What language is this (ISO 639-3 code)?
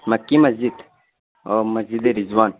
urd